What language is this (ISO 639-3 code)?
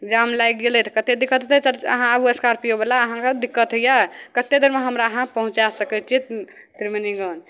mai